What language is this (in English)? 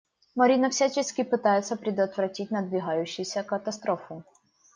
Russian